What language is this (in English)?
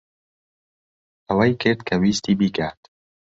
Central Kurdish